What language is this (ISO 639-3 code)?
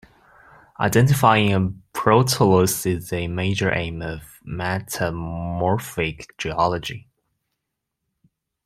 eng